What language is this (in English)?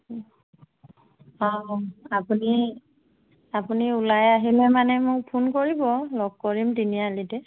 Assamese